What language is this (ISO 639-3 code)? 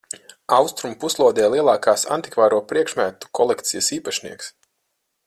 lav